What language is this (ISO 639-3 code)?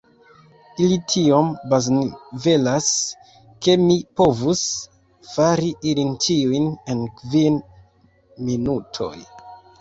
epo